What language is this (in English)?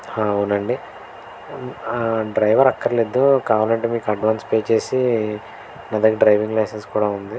Telugu